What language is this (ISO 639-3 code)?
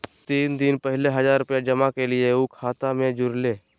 mag